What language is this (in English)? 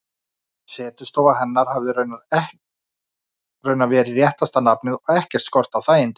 Icelandic